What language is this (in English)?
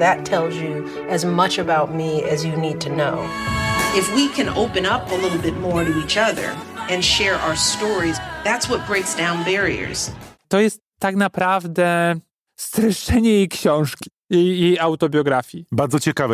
Polish